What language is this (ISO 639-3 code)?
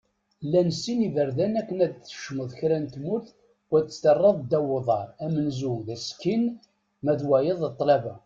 kab